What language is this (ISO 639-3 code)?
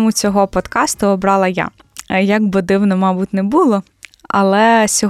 ukr